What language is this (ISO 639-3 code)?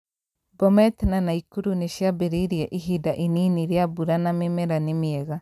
kik